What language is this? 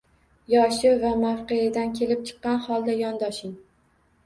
Uzbek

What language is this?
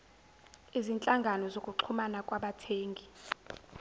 Zulu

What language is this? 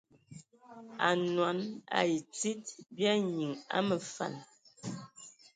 Ewondo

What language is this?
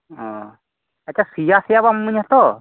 Santali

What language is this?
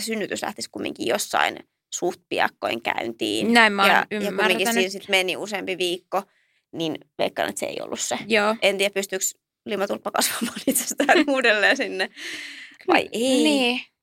Finnish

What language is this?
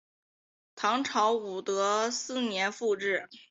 Chinese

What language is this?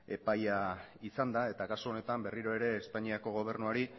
Basque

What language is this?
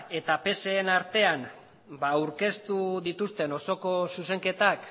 Basque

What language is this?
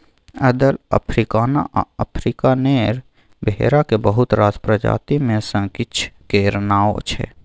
Maithili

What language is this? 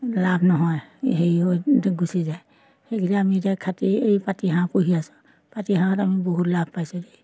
Assamese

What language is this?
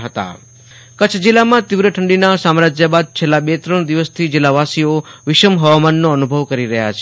Gujarati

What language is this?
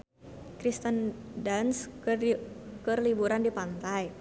Sundanese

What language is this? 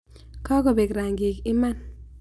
Kalenjin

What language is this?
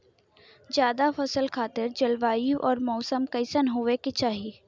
Bhojpuri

